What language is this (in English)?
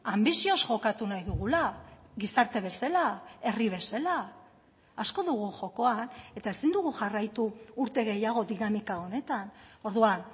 Basque